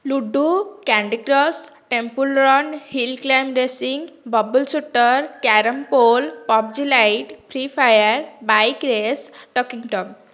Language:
Odia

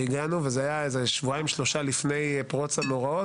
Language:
Hebrew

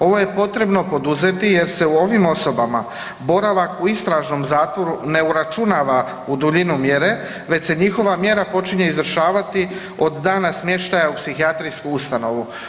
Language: Croatian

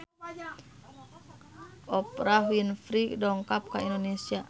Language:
Sundanese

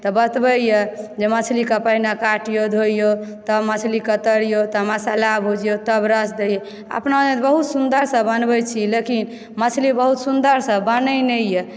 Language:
Maithili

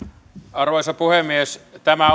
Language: Finnish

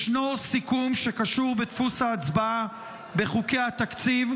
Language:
Hebrew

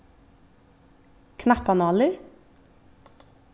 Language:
Faroese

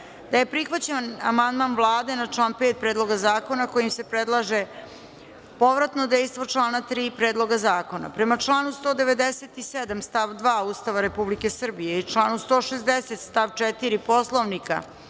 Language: Serbian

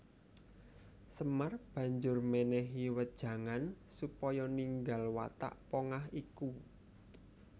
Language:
Javanese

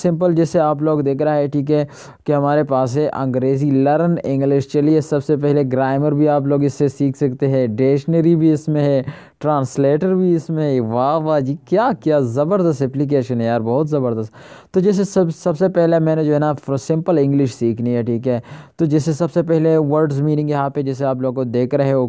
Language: Romanian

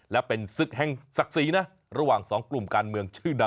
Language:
Thai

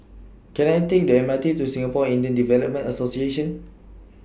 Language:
English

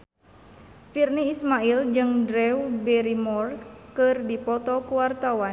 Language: Sundanese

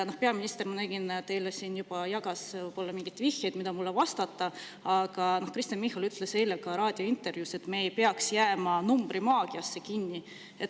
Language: Estonian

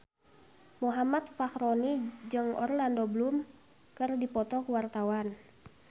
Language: Sundanese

